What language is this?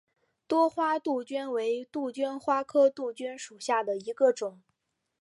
Chinese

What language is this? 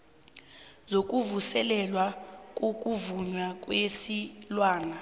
South Ndebele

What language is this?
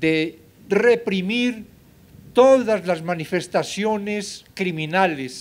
Spanish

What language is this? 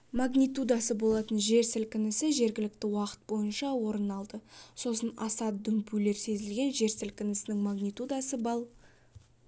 Kazakh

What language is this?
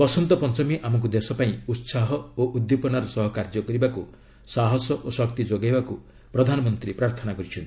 Odia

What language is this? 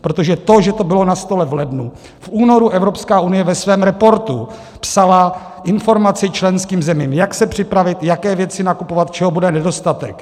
Czech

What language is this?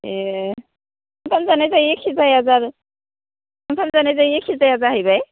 Bodo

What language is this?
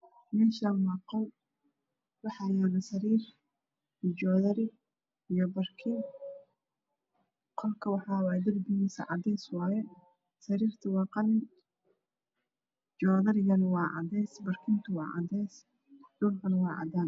Somali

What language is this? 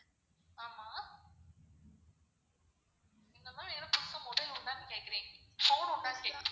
Tamil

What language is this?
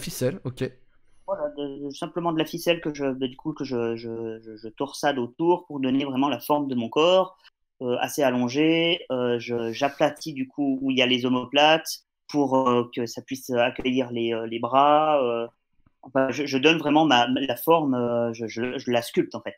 French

